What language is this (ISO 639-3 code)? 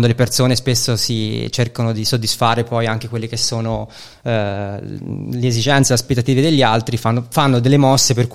ita